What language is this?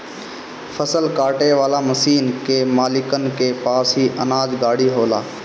Bhojpuri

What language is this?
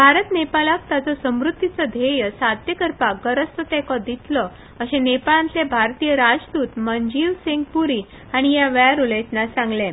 Konkani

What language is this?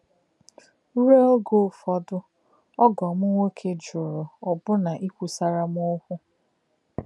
Igbo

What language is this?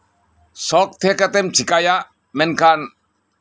Santali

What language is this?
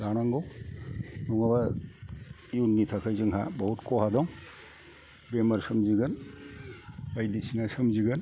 Bodo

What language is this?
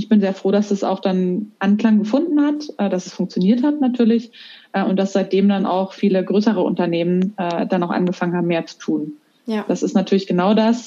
German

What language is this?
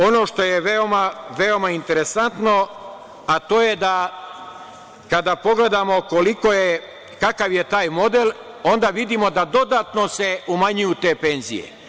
Serbian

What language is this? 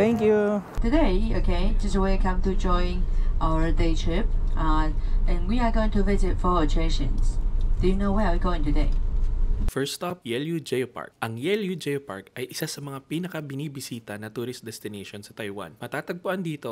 Filipino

